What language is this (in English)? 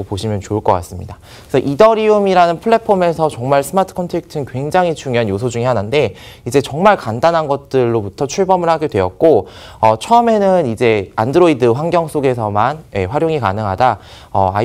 Korean